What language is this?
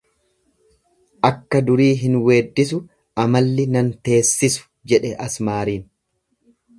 Oromo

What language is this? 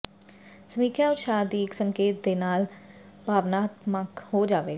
Punjabi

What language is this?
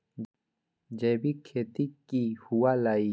Magahi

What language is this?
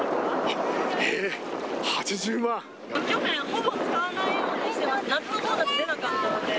Japanese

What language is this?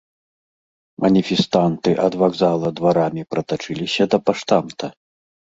Belarusian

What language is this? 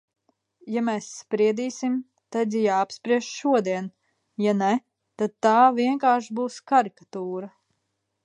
Latvian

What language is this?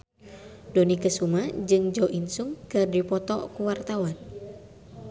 Sundanese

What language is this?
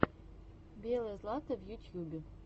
Russian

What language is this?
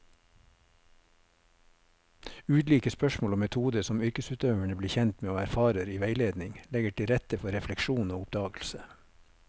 Norwegian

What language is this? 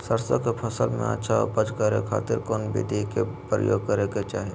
Magahi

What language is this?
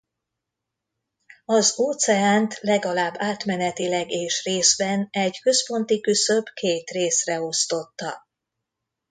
Hungarian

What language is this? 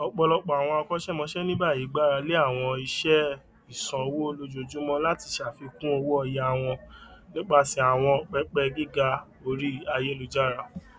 Yoruba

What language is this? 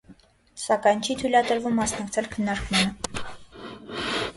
Armenian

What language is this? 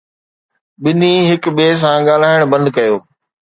Sindhi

